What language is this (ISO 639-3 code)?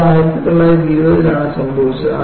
mal